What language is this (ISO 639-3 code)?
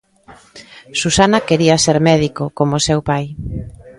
glg